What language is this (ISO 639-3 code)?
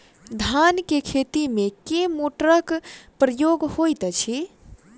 mai